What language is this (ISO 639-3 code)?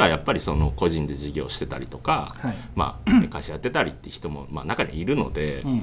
jpn